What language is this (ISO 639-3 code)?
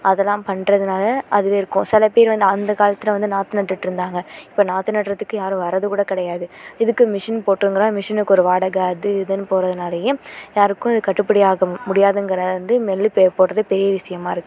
tam